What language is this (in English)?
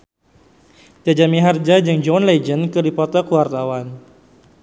Sundanese